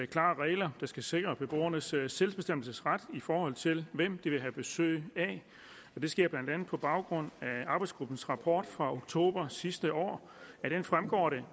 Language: Danish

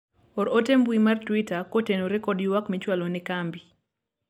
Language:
Luo (Kenya and Tanzania)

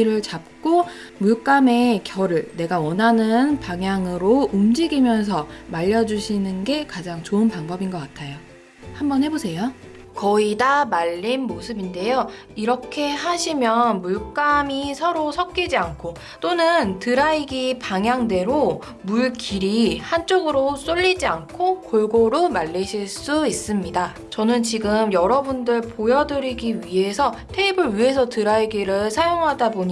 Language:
Korean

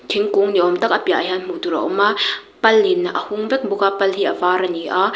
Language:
Mizo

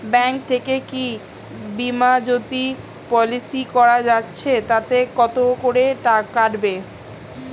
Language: Bangla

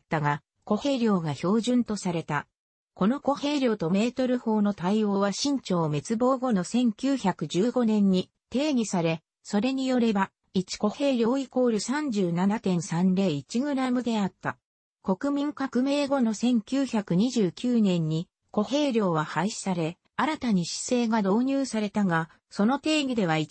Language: Japanese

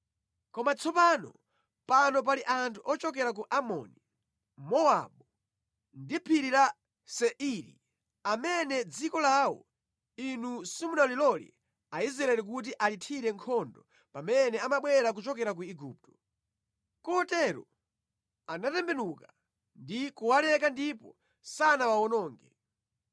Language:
Nyanja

